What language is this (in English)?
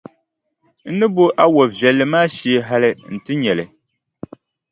Dagbani